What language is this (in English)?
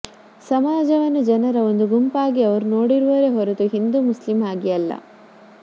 Kannada